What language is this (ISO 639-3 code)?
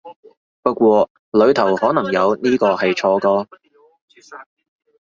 yue